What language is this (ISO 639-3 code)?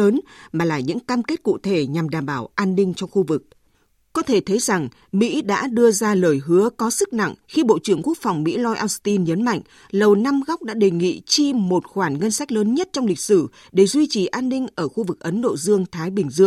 vie